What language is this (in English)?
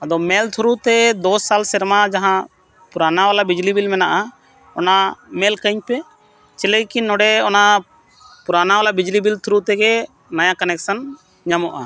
Santali